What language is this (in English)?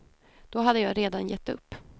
Swedish